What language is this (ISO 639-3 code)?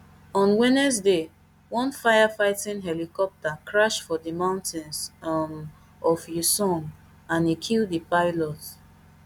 pcm